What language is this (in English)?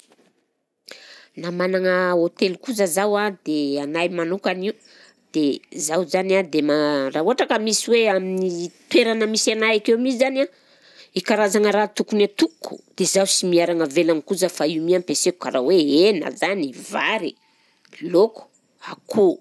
Southern Betsimisaraka Malagasy